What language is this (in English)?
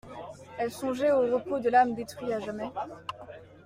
French